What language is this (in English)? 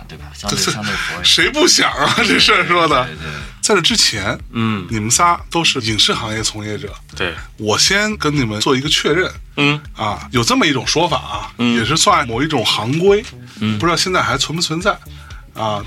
Chinese